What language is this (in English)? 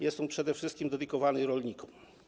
Polish